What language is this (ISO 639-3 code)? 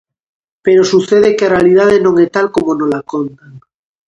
glg